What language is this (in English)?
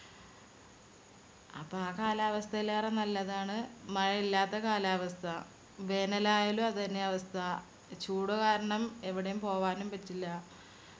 Malayalam